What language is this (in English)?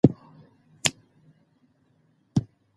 Pashto